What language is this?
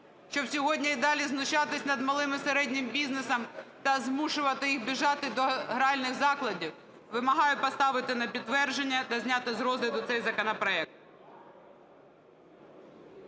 Ukrainian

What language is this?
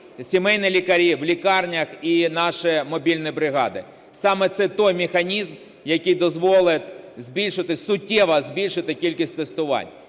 Ukrainian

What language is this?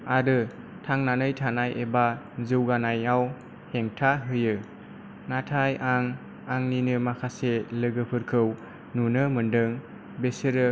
Bodo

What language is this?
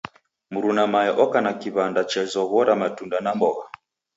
Taita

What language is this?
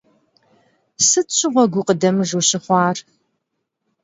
Kabardian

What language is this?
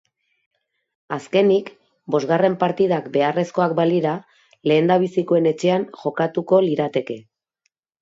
Basque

